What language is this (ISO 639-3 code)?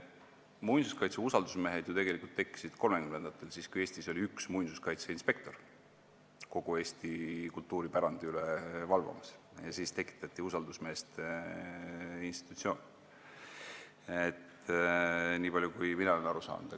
est